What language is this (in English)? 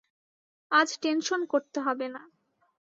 Bangla